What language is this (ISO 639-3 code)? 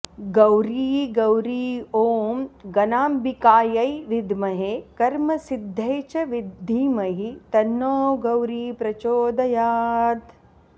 san